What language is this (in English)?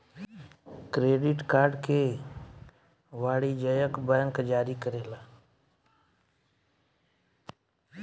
Bhojpuri